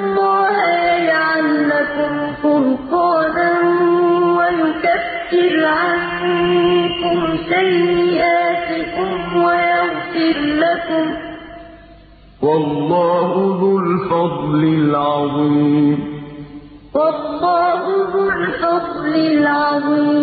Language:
Arabic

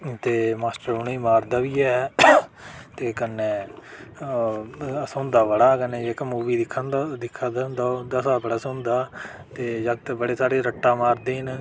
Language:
Dogri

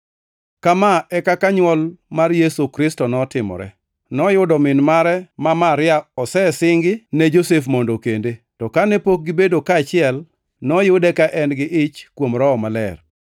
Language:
Luo (Kenya and Tanzania)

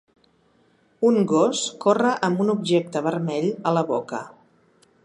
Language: Catalan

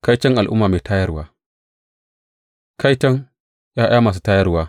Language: Hausa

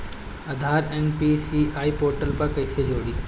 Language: Bhojpuri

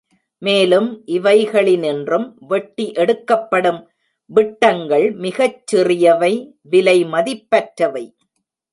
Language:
Tamil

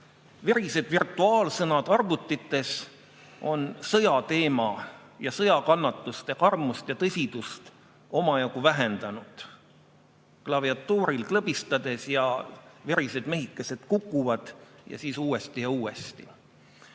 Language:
Estonian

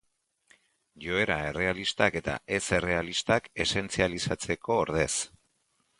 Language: Basque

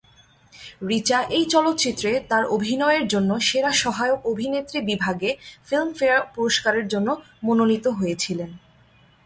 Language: Bangla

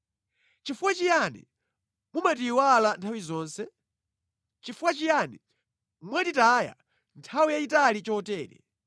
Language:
Nyanja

